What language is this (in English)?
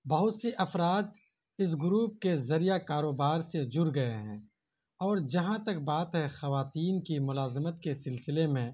Urdu